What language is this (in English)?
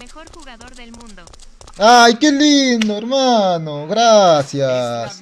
Spanish